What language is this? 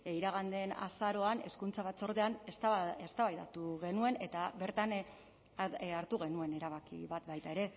Basque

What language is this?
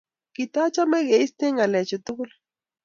Kalenjin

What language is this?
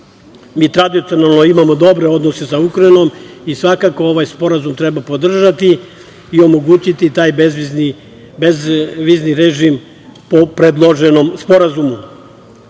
Serbian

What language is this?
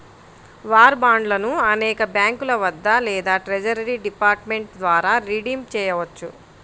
Telugu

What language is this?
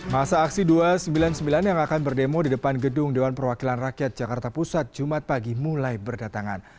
Indonesian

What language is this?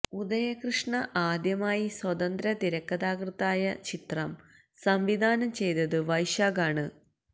Malayalam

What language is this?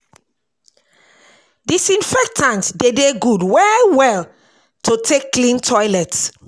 Nigerian Pidgin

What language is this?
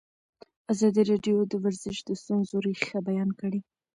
Pashto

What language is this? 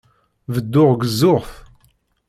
Kabyle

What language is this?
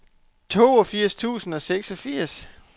Danish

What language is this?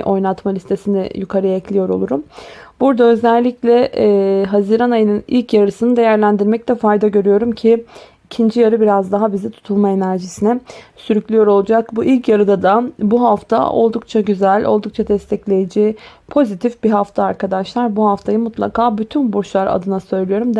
Turkish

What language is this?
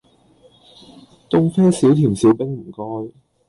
Cantonese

